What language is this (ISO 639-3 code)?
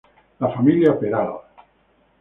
spa